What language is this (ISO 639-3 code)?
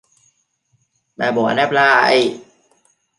vie